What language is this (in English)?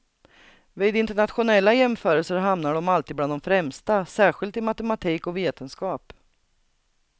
Swedish